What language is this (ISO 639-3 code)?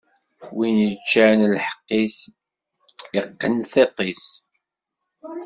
kab